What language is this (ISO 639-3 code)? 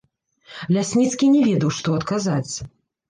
bel